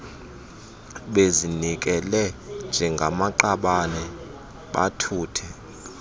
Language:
Xhosa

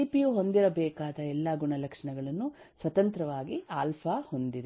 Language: Kannada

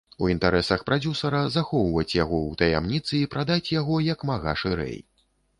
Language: Belarusian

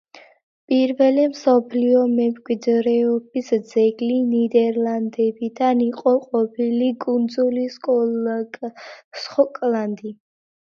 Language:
Georgian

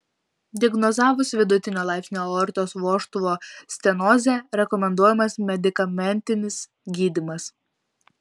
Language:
Lithuanian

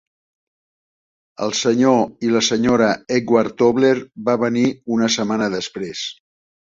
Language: Catalan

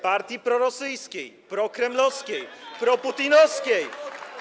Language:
Polish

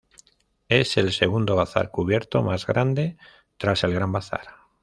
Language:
Spanish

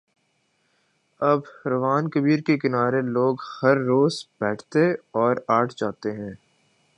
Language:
Urdu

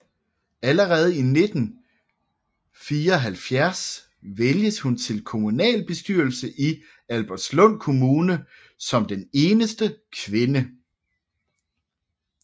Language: Danish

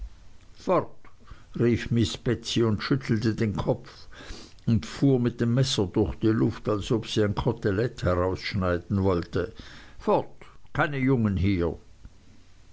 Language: German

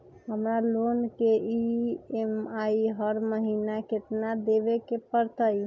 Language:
Magahi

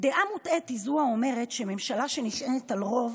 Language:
Hebrew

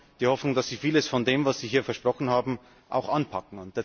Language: German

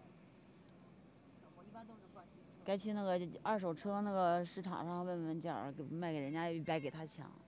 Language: Chinese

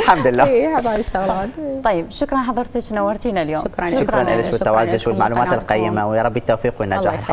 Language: Arabic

